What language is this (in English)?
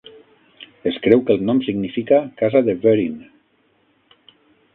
Catalan